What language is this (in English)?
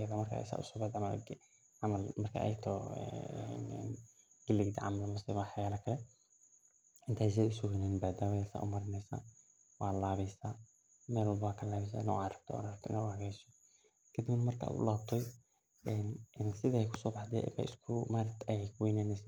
Somali